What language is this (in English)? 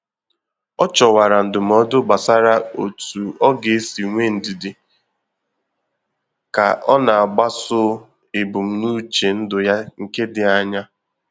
Igbo